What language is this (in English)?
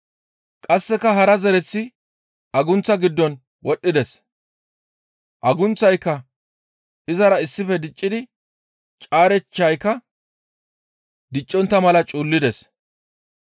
Gamo